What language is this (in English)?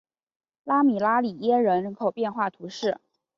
Chinese